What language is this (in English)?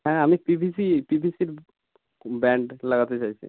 Bangla